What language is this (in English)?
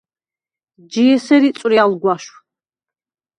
Svan